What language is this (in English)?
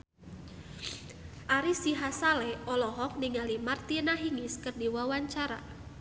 Sundanese